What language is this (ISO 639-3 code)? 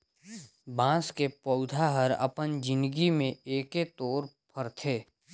hne